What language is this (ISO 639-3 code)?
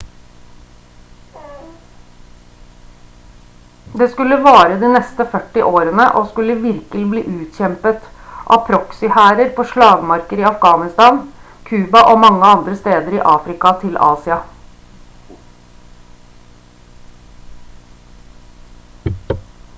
nob